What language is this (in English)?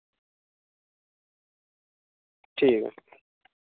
Dogri